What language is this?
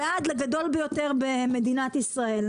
Hebrew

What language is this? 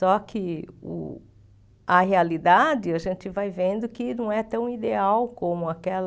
Portuguese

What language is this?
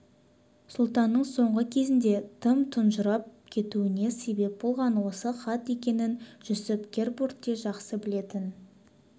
Kazakh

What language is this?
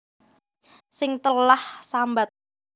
Javanese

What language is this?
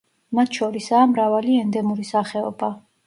Georgian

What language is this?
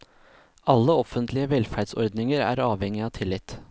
Norwegian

